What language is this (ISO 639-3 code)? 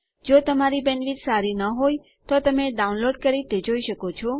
guj